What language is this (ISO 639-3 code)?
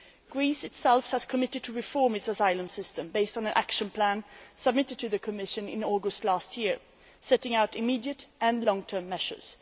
eng